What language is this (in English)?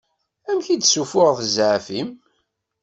Kabyle